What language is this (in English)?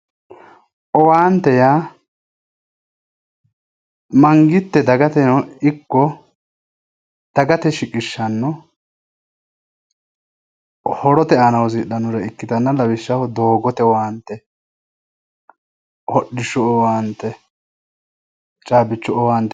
Sidamo